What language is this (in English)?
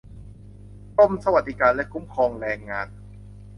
Thai